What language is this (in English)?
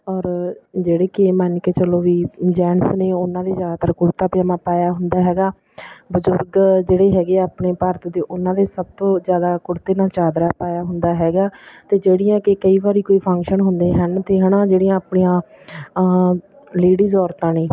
Punjabi